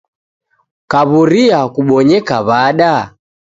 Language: Taita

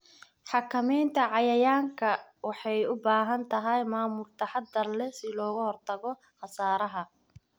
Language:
Somali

